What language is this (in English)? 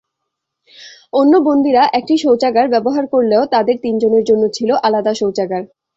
Bangla